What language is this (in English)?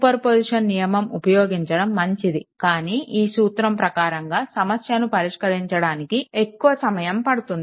Telugu